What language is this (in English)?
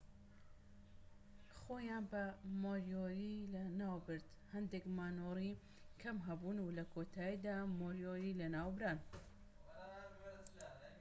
Central Kurdish